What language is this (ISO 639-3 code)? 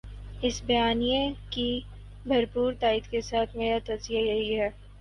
urd